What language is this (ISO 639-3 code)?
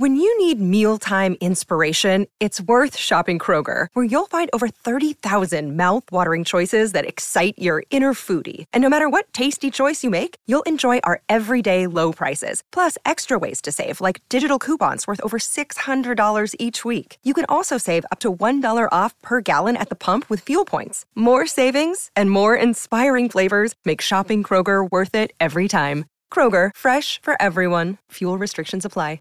por